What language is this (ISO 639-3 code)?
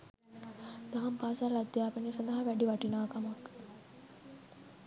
sin